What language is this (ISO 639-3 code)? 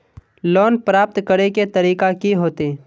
mag